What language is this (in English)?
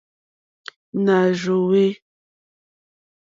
Mokpwe